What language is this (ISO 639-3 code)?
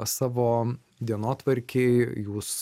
lit